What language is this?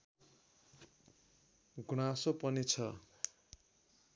Nepali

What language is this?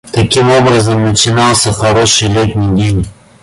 Russian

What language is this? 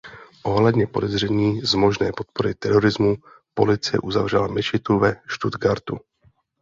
Czech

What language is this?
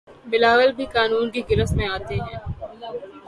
Urdu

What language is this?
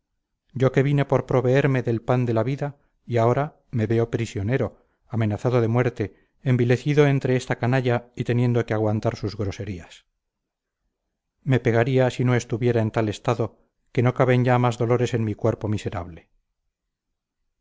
Spanish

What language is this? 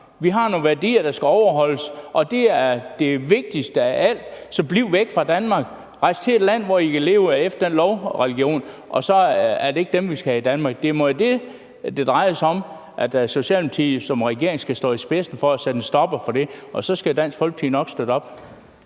Danish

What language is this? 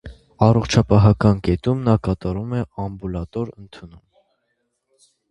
Armenian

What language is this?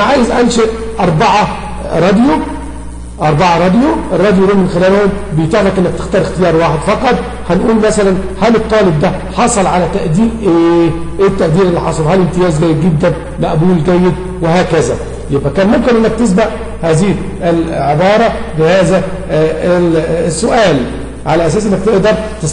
Arabic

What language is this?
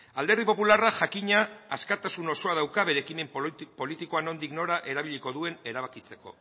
Basque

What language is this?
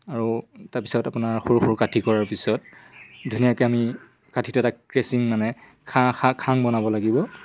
Assamese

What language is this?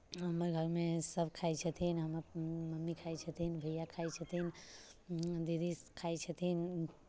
Maithili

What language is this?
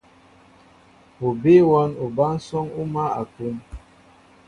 Mbo (Cameroon)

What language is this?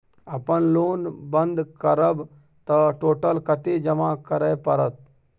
Maithili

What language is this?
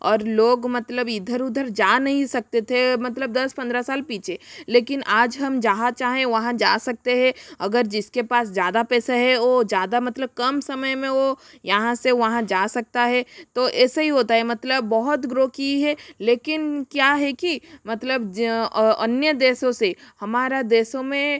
Hindi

